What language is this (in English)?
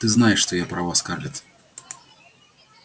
Russian